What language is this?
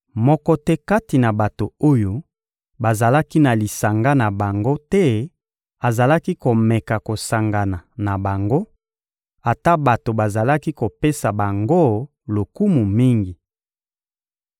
Lingala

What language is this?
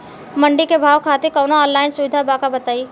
Bhojpuri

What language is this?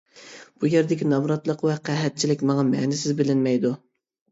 Uyghur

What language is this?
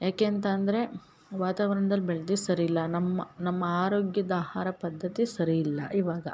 Kannada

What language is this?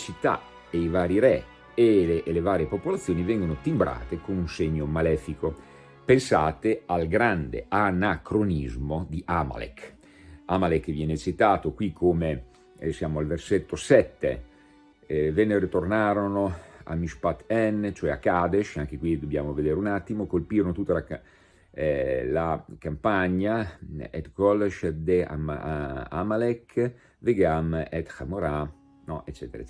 Italian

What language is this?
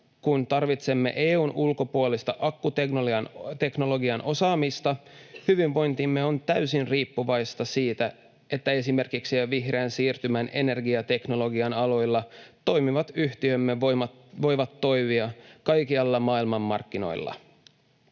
Finnish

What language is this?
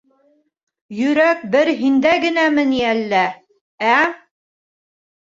Bashkir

